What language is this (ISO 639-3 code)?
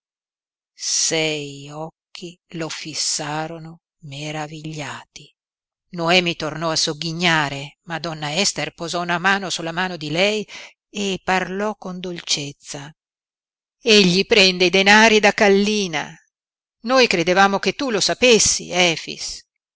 ita